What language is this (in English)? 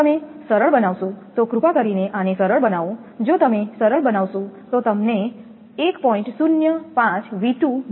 Gujarati